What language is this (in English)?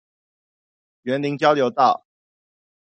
Chinese